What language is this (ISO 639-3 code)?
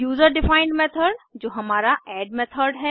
hin